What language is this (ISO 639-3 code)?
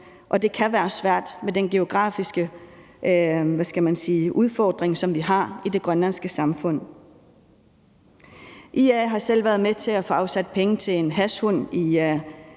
dan